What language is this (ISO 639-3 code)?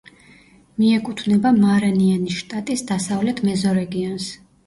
kat